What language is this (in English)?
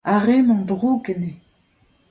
Breton